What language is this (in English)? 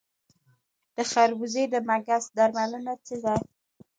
Pashto